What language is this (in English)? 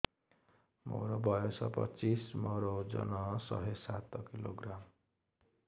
Odia